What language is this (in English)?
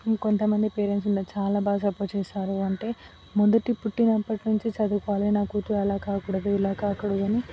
Telugu